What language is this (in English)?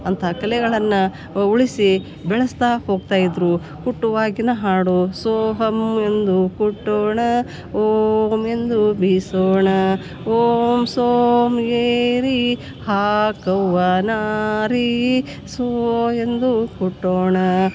Kannada